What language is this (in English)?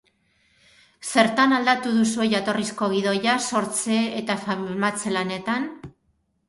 Basque